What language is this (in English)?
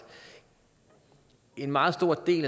Danish